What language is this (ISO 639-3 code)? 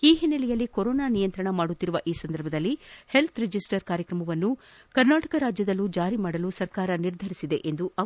kan